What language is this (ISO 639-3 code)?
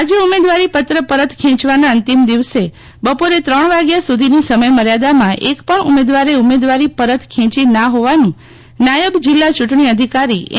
guj